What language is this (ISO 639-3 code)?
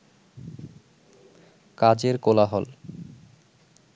ben